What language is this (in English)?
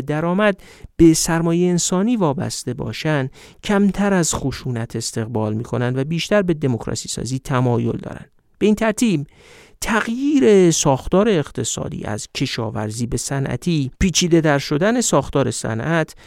Persian